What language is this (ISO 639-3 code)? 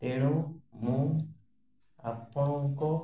ori